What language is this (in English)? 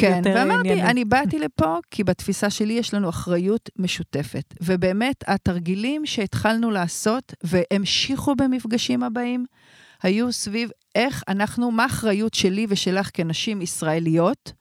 Hebrew